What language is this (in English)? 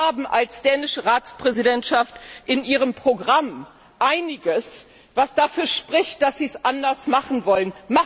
German